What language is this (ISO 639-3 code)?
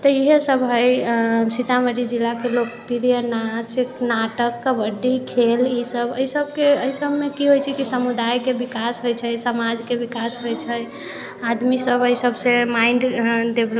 mai